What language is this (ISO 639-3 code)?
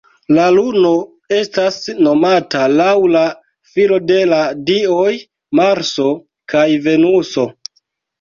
epo